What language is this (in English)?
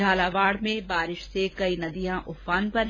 Hindi